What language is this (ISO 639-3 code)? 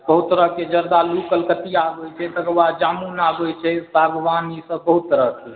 mai